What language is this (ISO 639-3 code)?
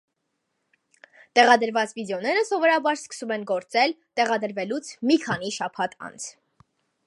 hye